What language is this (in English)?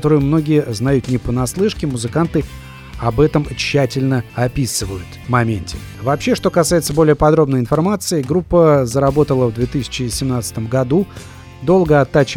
Russian